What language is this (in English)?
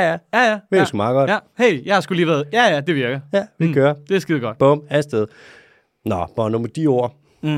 Danish